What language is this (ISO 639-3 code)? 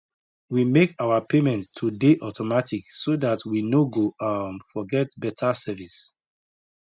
pcm